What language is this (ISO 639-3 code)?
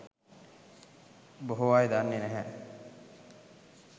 sin